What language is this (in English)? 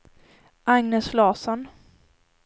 Swedish